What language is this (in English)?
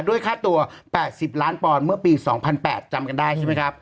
Thai